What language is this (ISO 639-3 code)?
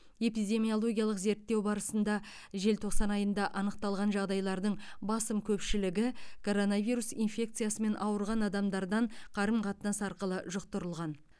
kaz